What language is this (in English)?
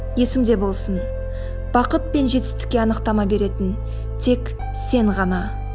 Kazakh